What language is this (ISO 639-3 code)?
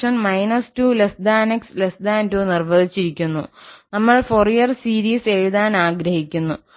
mal